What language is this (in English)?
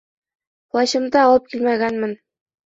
Bashkir